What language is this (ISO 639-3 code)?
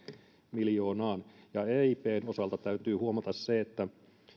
fin